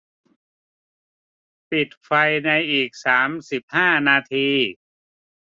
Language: Thai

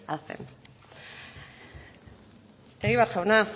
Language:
Basque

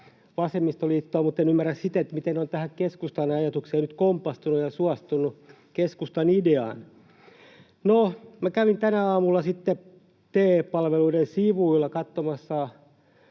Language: Finnish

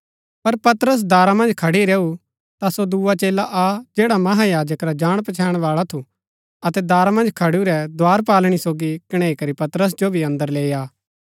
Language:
Gaddi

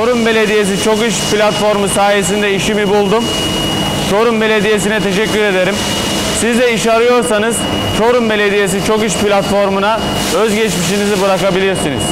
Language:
Turkish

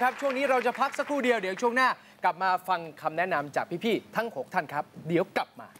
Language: Thai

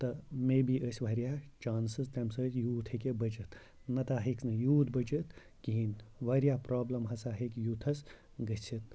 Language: Kashmiri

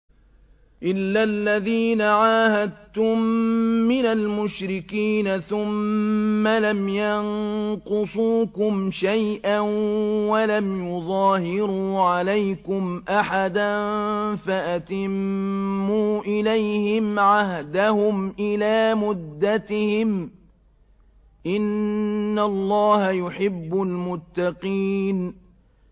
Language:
Arabic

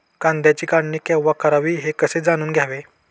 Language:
Marathi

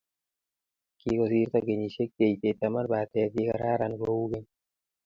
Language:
Kalenjin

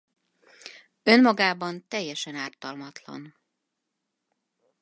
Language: Hungarian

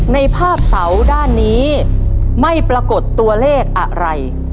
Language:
Thai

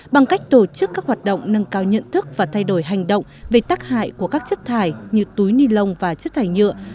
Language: Vietnamese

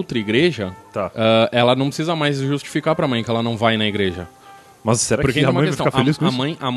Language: Portuguese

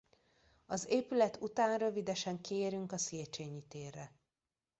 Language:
Hungarian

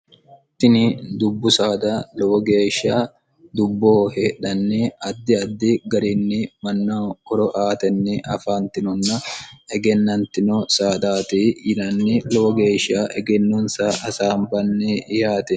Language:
Sidamo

